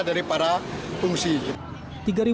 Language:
Indonesian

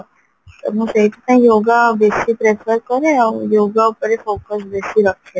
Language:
Odia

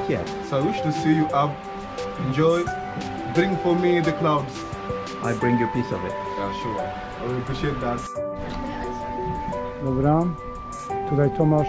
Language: Polish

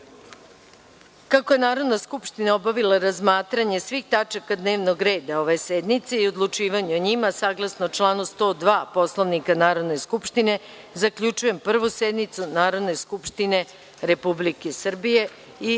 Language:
Serbian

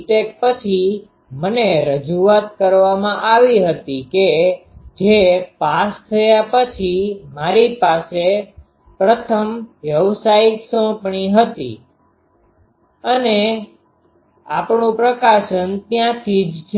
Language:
Gujarati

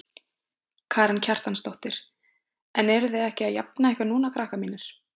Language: Icelandic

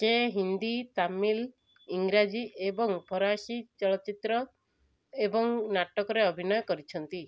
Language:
Odia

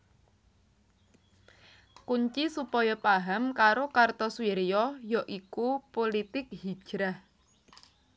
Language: Javanese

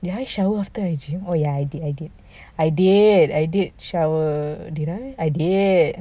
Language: English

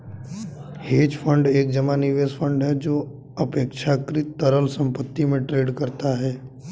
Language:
Hindi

